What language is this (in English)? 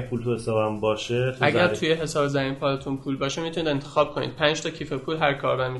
Persian